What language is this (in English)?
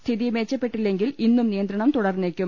Malayalam